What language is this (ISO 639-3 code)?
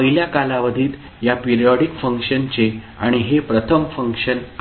mar